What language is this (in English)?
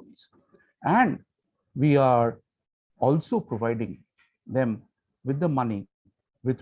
English